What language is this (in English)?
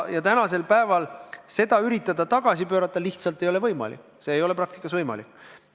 Estonian